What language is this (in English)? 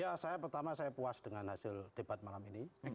Indonesian